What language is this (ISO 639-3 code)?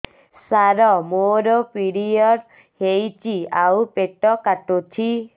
ori